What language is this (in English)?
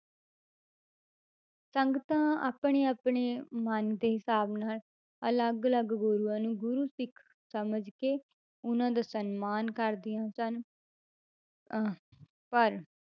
Punjabi